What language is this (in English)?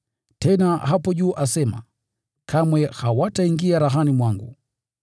Swahili